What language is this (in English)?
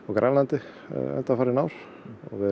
Icelandic